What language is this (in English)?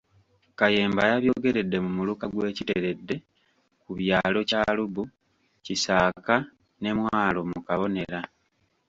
Ganda